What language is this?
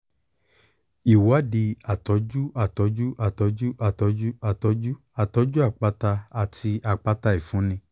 Yoruba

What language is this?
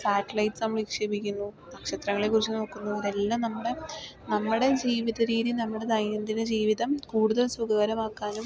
Malayalam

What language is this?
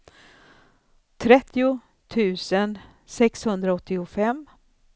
Swedish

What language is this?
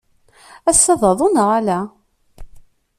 Kabyle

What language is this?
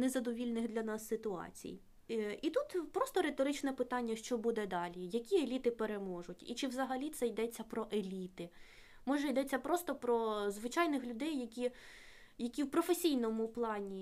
Ukrainian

